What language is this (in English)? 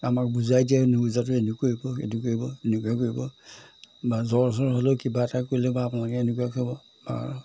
Assamese